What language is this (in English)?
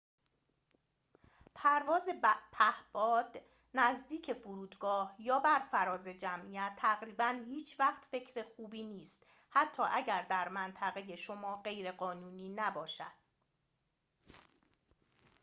Persian